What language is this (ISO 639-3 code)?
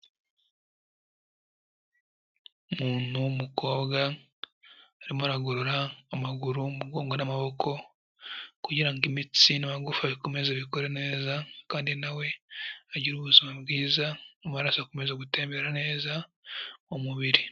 kin